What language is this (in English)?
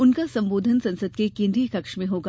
Hindi